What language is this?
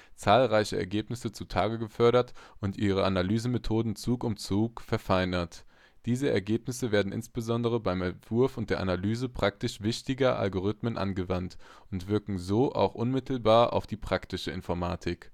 German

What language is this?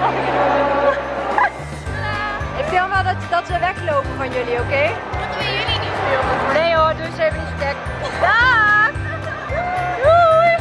Dutch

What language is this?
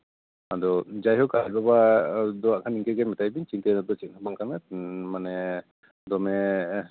Santali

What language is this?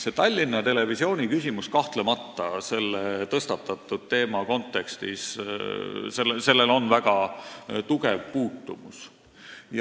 Estonian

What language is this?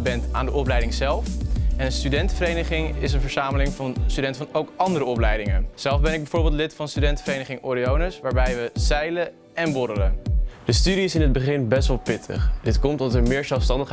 Dutch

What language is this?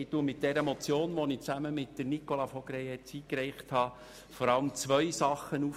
Swiss German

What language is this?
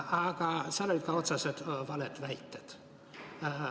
Estonian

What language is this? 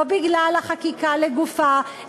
Hebrew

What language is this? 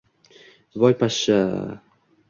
Uzbek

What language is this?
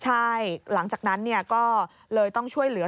Thai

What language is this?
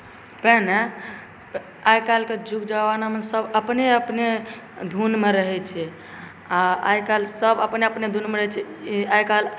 Maithili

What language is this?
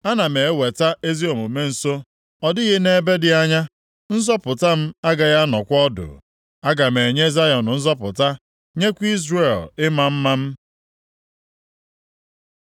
Igbo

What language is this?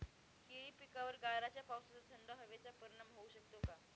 Marathi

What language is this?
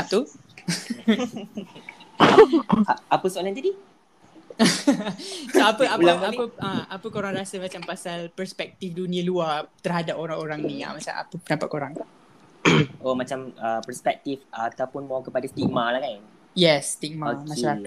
Malay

